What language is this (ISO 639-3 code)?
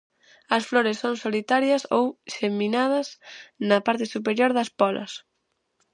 glg